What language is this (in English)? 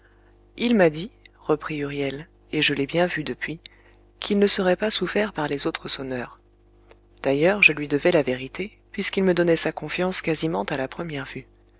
French